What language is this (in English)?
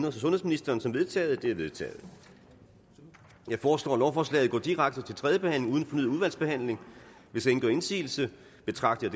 Danish